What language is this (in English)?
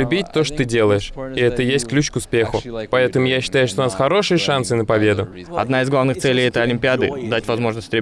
Russian